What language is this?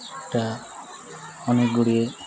Odia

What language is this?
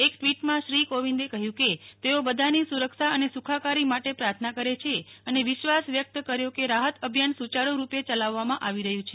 Gujarati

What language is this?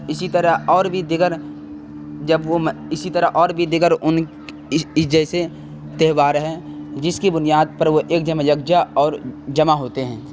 Urdu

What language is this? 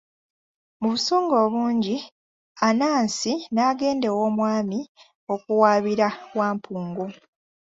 Ganda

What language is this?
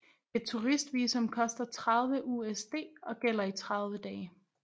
Danish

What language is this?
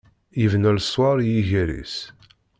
Kabyle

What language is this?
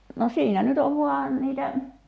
Finnish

